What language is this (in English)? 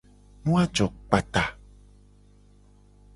Gen